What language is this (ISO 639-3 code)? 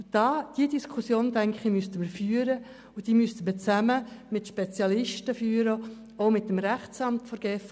gsw